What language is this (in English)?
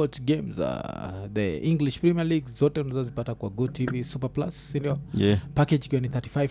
Swahili